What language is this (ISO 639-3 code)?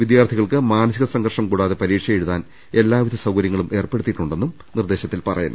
mal